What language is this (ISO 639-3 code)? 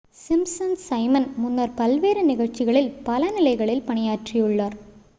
tam